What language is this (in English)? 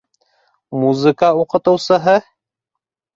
Bashkir